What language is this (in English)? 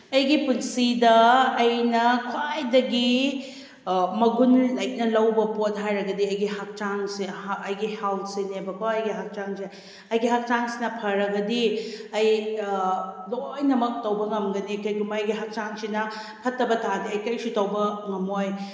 Manipuri